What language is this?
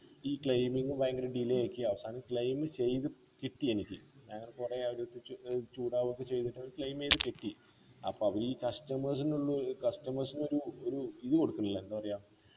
Malayalam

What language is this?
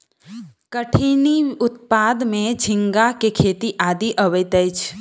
Maithili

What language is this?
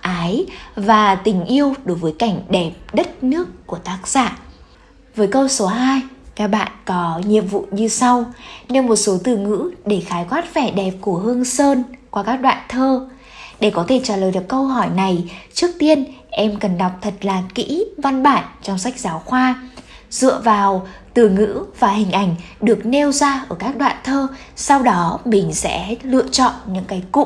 Vietnamese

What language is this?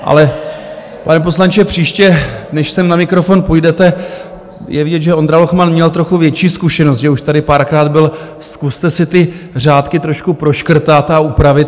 Czech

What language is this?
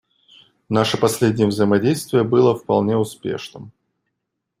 Russian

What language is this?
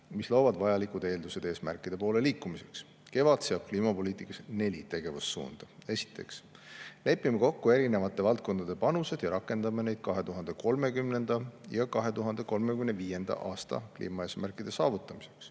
Estonian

